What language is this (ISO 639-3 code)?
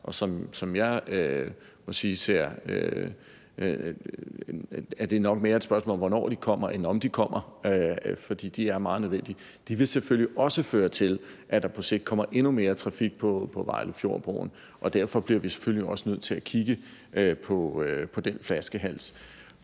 dan